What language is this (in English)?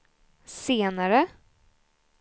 Swedish